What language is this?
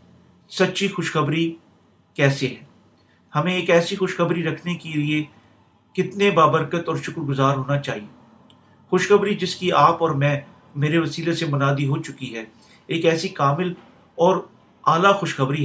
Urdu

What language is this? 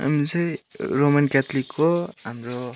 Nepali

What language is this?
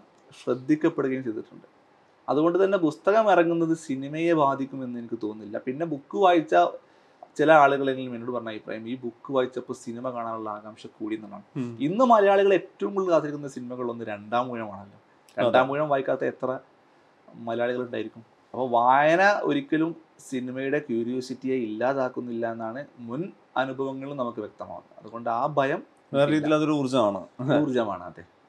Malayalam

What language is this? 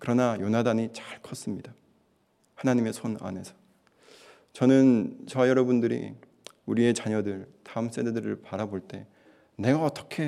Korean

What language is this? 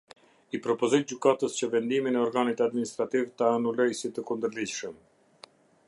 Albanian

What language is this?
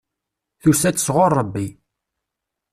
Kabyle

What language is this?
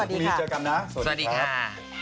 Thai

